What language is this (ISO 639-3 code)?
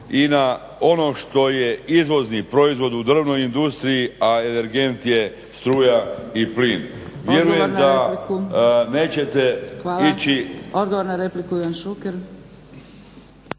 hrv